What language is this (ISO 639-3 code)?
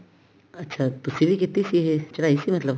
pan